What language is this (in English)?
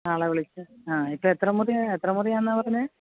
Malayalam